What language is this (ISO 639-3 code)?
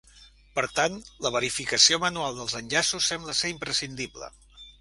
cat